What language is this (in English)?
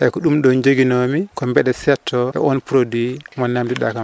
Fula